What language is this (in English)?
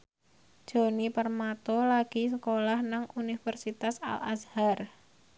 Javanese